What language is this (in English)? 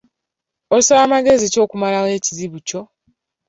Ganda